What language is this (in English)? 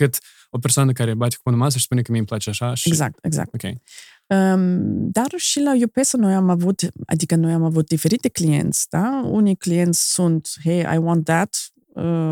Romanian